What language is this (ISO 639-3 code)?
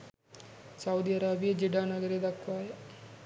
sin